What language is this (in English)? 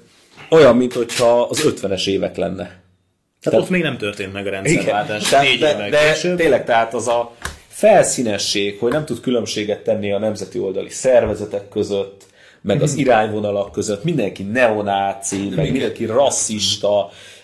Hungarian